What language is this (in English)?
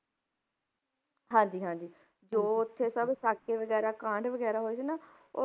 Punjabi